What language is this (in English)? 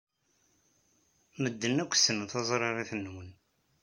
Kabyle